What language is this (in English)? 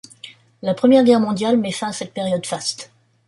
French